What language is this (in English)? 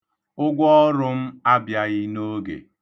Igbo